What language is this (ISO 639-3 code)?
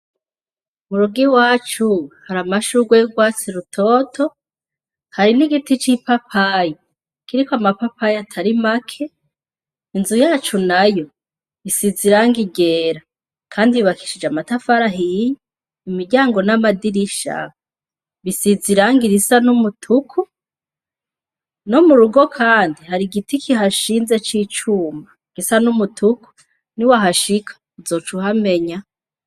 run